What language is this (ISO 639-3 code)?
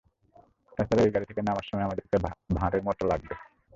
ben